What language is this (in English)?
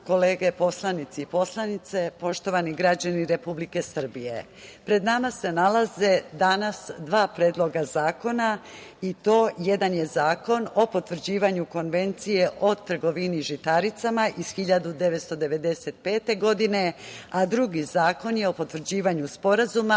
Serbian